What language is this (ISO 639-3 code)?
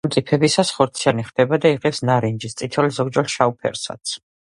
kat